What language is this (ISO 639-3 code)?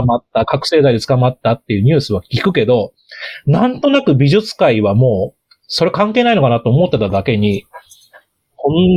jpn